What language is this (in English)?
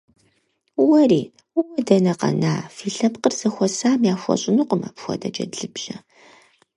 Kabardian